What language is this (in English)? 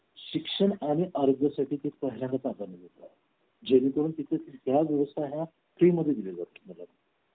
Marathi